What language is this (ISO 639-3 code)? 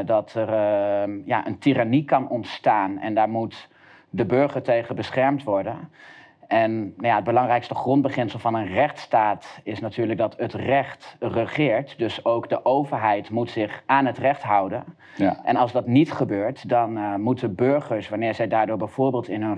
nld